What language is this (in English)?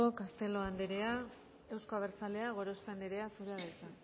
Basque